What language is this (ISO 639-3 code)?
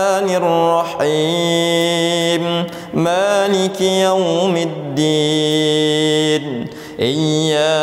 ind